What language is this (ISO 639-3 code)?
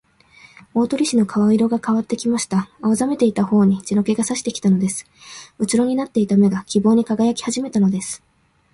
jpn